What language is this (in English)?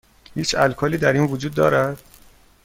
Persian